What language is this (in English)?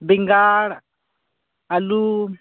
Santali